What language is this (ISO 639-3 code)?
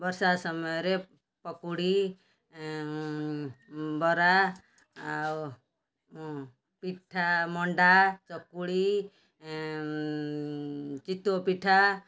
ori